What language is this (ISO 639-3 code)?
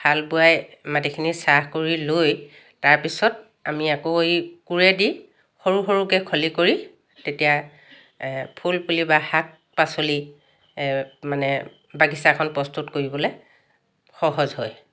asm